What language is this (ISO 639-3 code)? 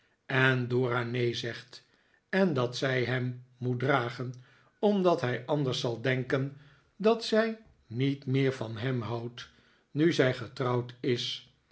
nld